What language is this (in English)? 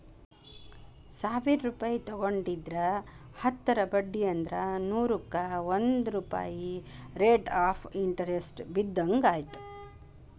Kannada